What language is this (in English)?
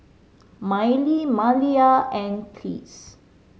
English